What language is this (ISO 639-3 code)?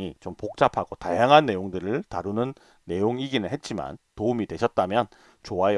kor